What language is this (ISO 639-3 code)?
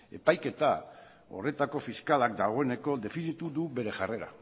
eus